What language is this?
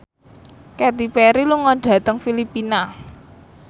Javanese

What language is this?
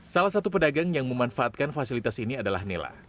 Indonesian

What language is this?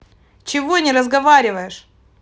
Russian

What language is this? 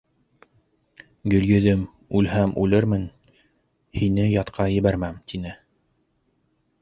Bashkir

